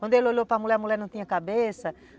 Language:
Portuguese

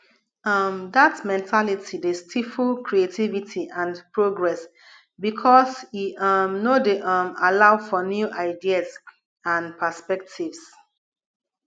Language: Nigerian Pidgin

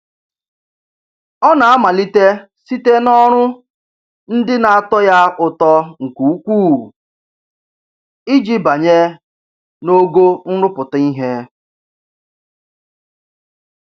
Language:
Igbo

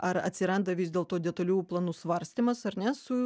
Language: Lithuanian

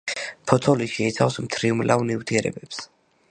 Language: Georgian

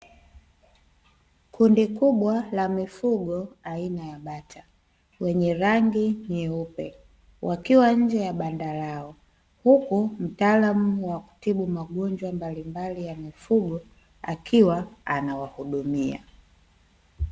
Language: Swahili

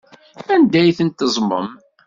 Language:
Kabyle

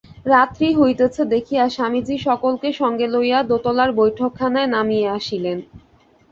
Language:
Bangla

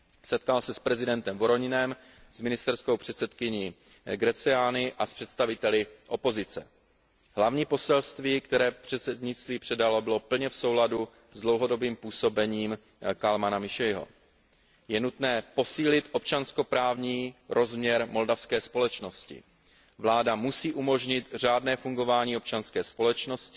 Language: Czech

